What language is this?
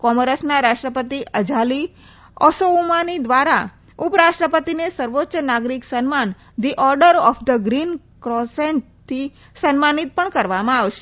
Gujarati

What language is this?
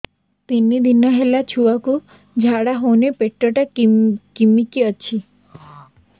Odia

